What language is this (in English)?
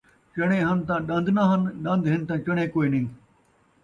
Saraiki